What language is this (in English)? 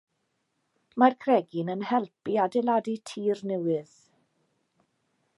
Welsh